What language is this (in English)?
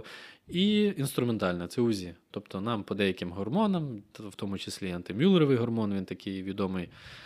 Ukrainian